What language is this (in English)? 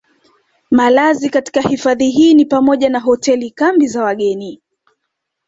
Swahili